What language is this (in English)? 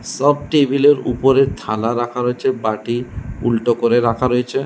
Bangla